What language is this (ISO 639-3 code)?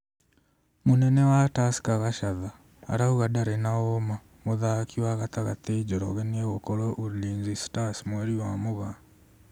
kik